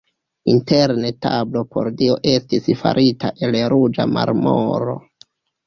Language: Esperanto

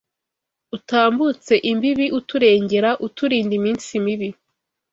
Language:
Kinyarwanda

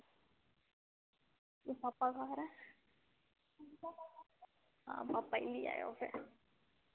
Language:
Dogri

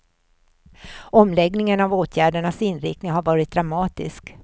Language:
Swedish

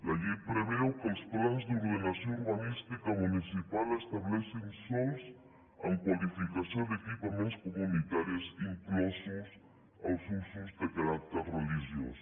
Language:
Catalan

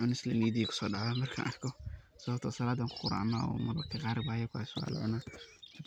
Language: Somali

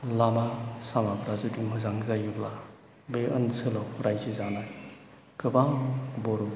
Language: Bodo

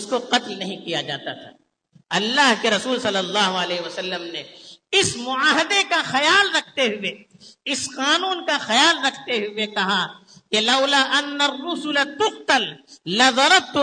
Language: Urdu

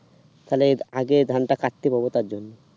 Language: Bangla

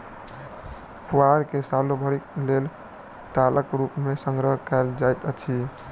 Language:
Maithili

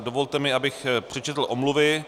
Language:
Czech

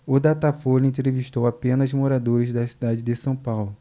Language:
Portuguese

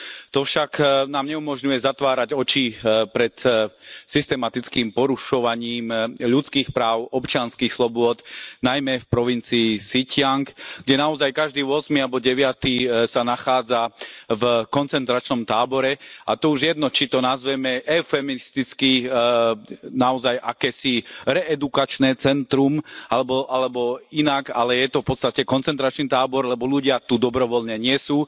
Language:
Slovak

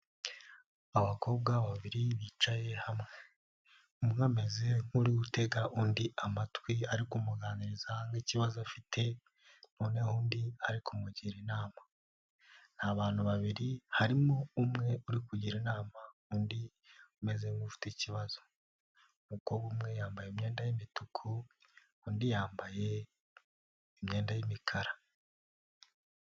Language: Kinyarwanda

